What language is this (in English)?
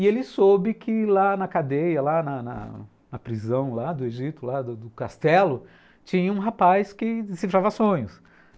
Portuguese